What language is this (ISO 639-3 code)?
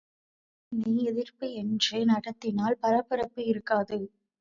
tam